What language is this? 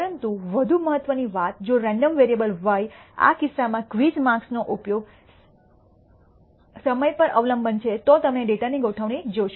Gujarati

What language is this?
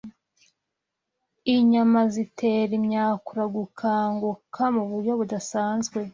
Kinyarwanda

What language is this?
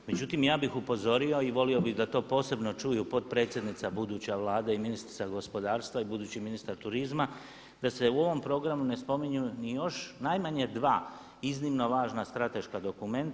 Croatian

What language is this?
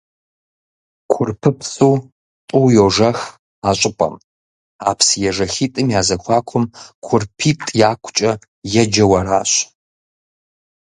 Kabardian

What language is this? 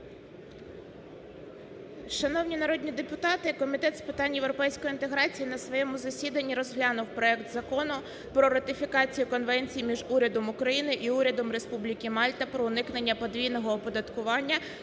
Ukrainian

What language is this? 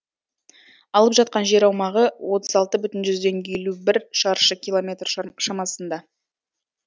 Kazakh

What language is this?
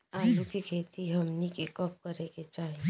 Bhojpuri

